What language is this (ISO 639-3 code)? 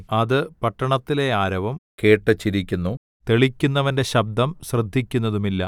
mal